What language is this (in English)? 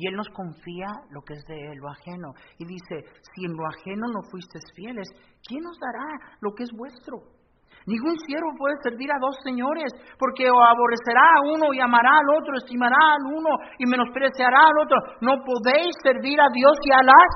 Spanish